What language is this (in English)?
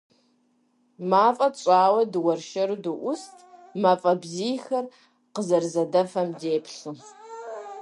Kabardian